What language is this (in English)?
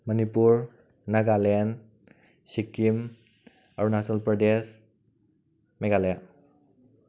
Manipuri